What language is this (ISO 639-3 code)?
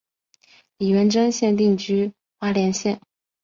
zho